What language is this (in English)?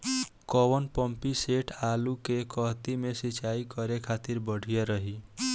Bhojpuri